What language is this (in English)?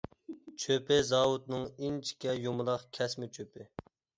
Uyghur